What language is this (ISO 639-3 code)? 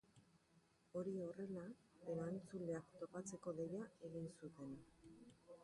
eus